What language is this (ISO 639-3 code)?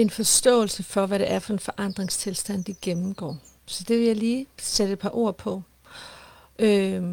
dan